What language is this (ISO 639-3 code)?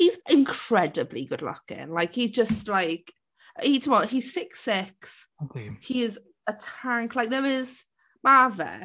cym